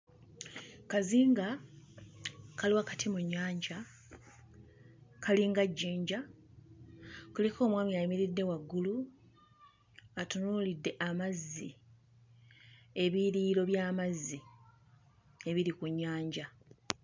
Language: Ganda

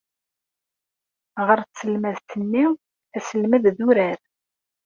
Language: Kabyle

